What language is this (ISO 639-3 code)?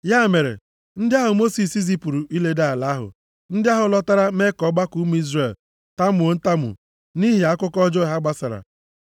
ibo